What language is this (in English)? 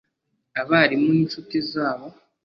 Kinyarwanda